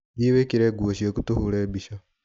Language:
Kikuyu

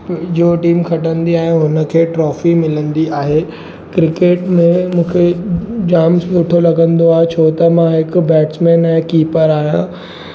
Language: Sindhi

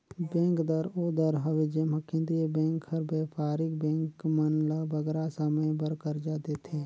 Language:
Chhattisgarhi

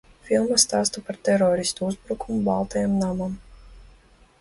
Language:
Latvian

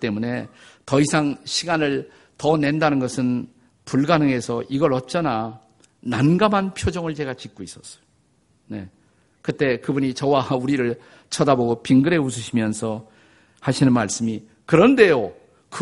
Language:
Korean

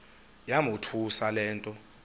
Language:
Xhosa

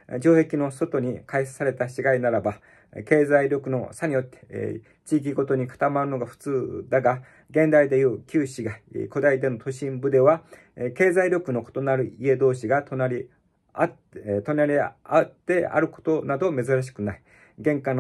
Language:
Japanese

